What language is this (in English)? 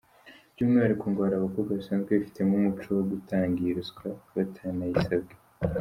Kinyarwanda